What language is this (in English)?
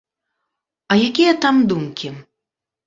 Belarusian